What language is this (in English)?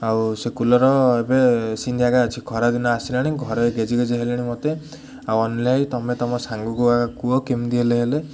Odia